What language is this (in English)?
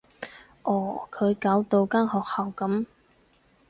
Cantonese